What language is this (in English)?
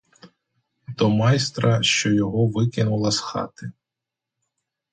Ukrainian